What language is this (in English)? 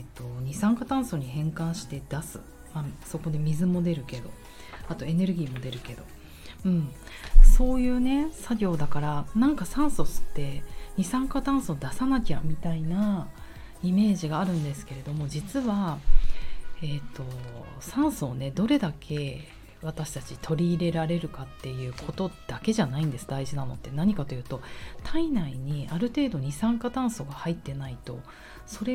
Japanese